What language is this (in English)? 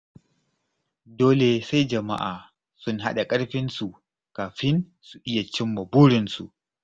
Hausa